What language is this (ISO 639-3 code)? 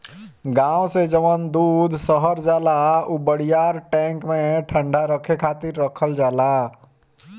bho